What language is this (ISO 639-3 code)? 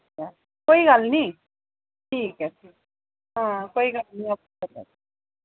doi